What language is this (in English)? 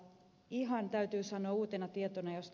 Finnish